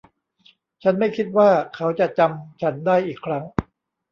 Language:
Thai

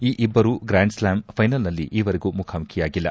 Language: Kannada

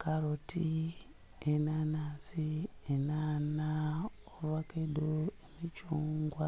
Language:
Soga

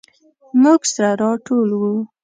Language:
Pashto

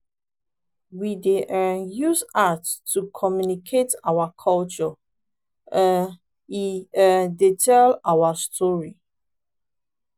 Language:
Nigerian Pidgin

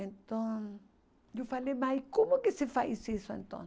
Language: Portuguese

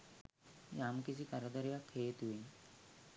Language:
Sinhala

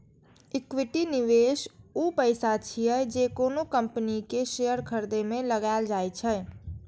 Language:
Maithili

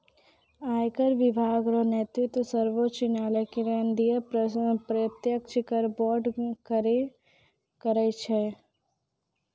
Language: Maithili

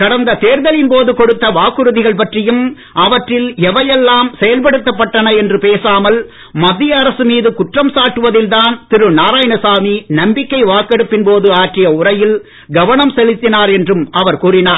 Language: Tamil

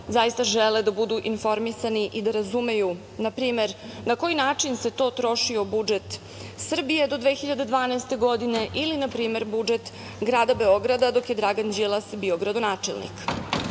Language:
Serbian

